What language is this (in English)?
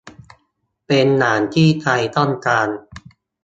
Thai